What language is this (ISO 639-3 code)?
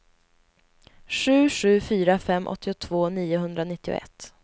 swe